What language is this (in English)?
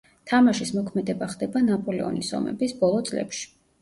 Georgian